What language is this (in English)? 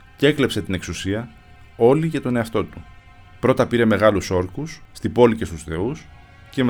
Greek